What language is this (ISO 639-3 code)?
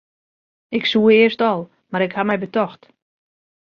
fry